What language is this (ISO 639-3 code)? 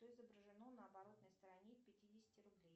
rus